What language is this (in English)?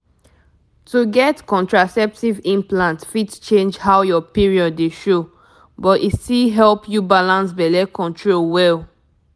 Nigerian Pidgin